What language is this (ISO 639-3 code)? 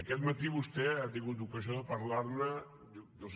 cat